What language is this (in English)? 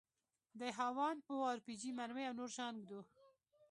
Pashto